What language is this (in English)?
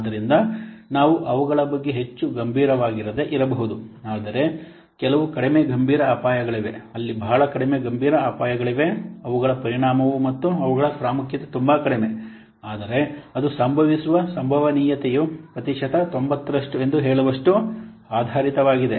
Kannada